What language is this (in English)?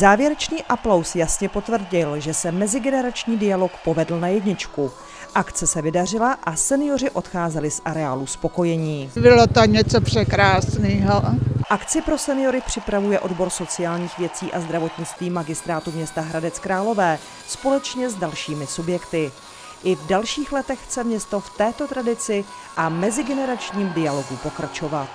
Czech